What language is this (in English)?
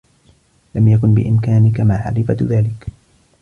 Arabic